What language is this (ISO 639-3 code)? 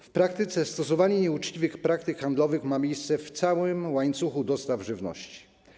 pol